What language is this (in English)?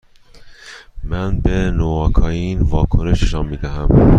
Persian